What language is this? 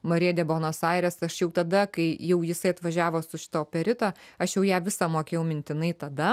Lithuanian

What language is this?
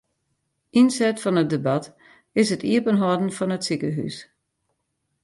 Western Frisian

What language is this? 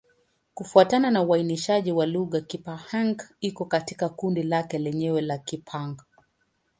Swahili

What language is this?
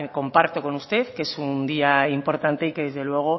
Spanish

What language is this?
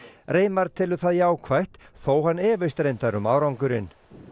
Icelandic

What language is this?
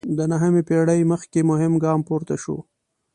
Pashto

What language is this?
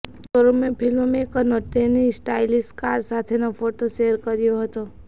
Gujarati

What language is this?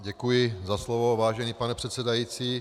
Czech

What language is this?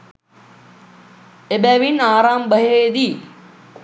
Sinhala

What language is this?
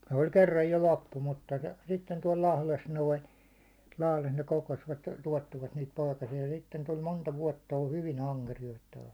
Finnish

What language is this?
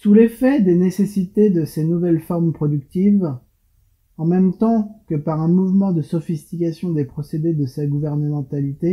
French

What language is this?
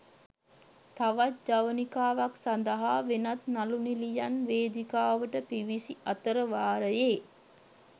Sinhala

